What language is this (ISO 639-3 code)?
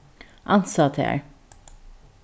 fao